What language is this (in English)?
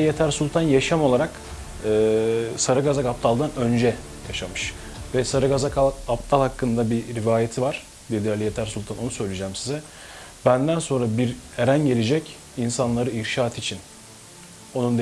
Turkish